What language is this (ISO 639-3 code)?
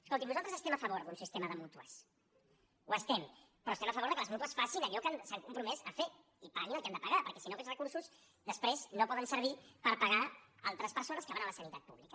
cat